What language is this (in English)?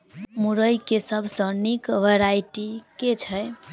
Maithili